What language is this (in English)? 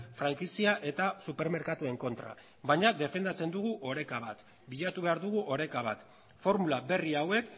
Basque